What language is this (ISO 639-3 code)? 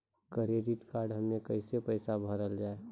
mai